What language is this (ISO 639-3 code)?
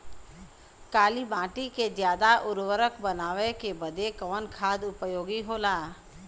bho